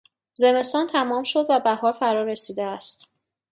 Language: Persian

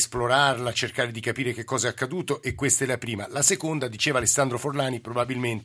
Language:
Italian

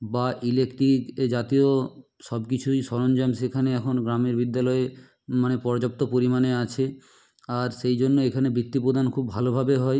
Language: Bangla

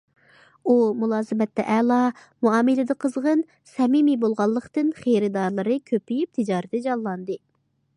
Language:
Uyghur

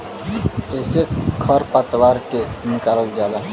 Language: Bhojpuri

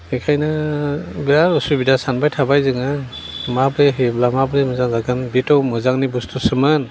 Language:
Bodo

